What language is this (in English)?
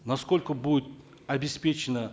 Kazakh